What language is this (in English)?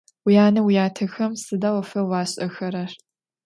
Adyghe